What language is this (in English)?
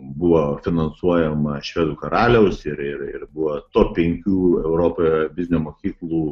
Lithuanian